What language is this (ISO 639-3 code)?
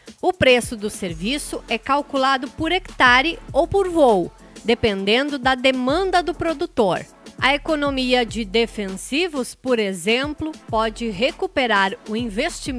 por